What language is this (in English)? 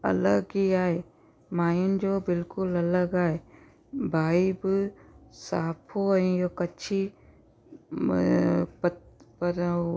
Sindhi